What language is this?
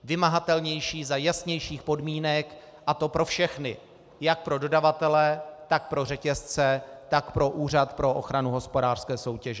Czech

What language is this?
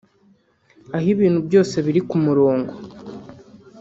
Kinyarwanda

